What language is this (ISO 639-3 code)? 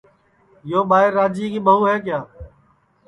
ssi